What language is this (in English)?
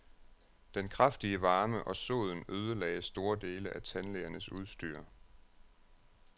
Danish